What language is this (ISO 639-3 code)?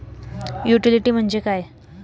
mar